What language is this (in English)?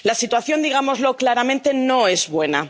Spanish